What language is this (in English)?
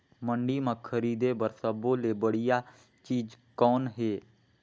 Chhattisgarhi